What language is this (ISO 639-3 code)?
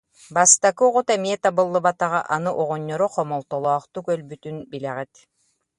sah